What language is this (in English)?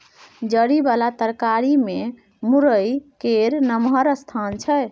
Maithili